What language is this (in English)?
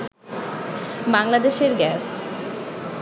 Bangla